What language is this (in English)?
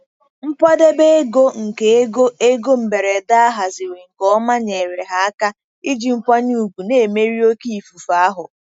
Igbo